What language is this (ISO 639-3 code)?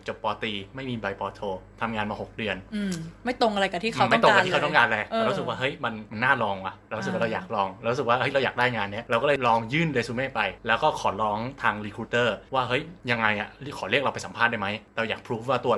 tha